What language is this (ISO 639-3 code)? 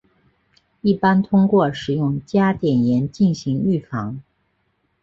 zho